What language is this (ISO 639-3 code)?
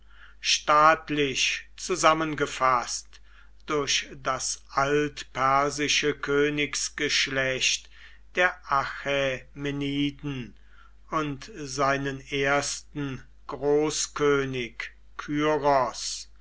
deu